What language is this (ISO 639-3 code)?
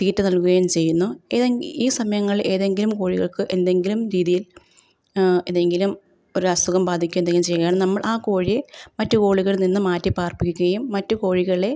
mal